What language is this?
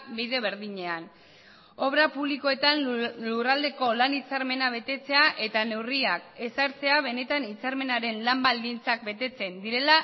Basque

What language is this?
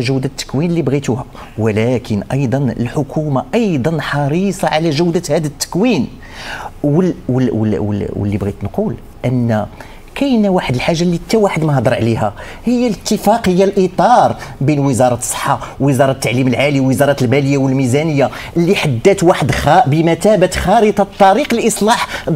Arabic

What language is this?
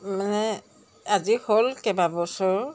Assamese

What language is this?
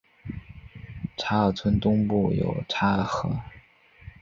Chinese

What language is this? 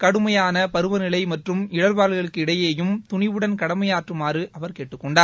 Tamil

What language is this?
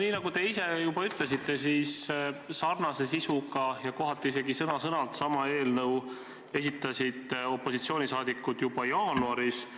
Estonian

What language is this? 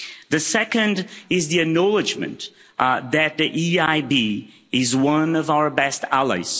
English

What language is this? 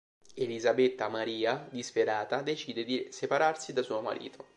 Italian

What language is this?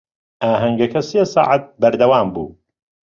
Central Kurdish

